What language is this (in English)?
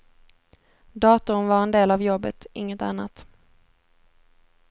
Swedish